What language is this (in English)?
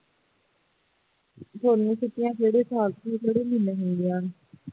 Punjabi